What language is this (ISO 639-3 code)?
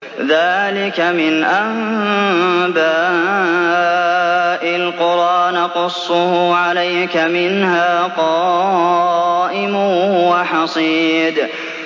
ara